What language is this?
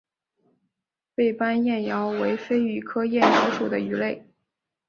Chinese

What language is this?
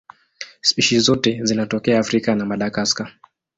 Swahili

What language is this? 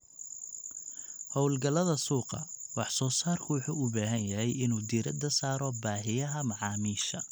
Somali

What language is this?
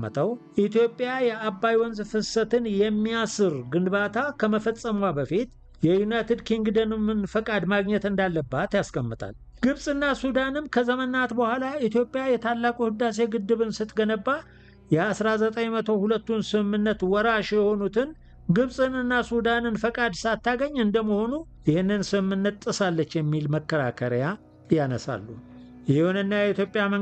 Arabic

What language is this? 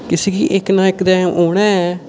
Dogri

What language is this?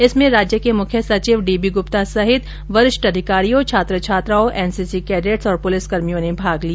Hindi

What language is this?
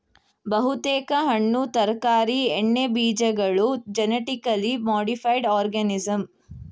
Kannada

